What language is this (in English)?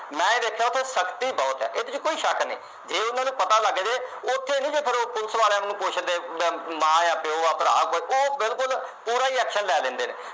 Punjabi